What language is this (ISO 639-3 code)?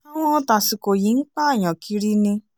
yor